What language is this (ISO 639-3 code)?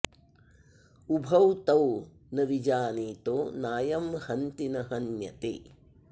san